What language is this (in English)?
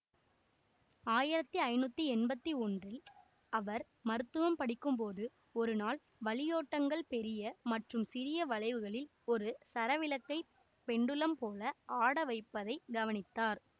Tamil